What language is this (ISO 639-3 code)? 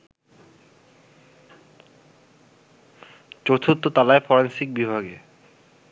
ben